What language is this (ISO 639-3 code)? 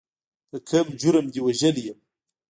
pus